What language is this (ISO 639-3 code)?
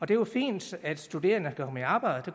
dan